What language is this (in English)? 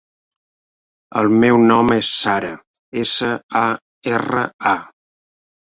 Catalan